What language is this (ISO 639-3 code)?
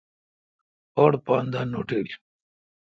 xka